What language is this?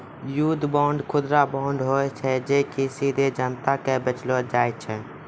Maithili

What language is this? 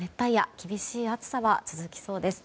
Japanese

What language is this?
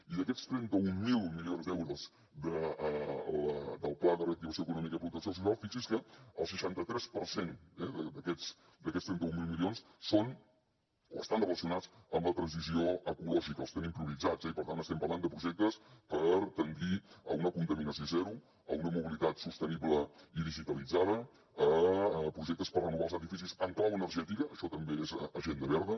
Catalan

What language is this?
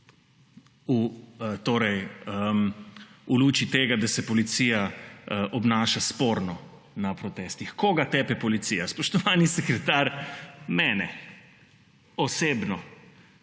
Slovenian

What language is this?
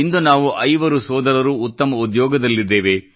Kannada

